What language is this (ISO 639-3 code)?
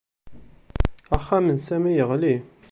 kab